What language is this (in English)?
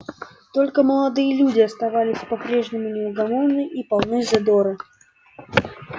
Russian